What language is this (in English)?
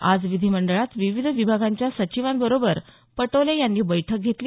Marathi